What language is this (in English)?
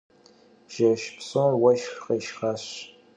Kabardian